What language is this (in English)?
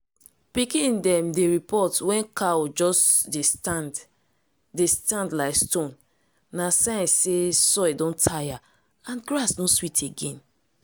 Nigerian Pidgin